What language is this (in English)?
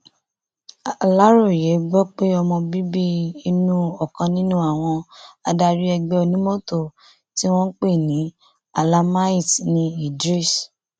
Yoruba